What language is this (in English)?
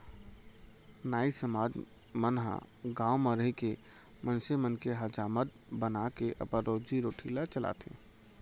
Chhattisgarhi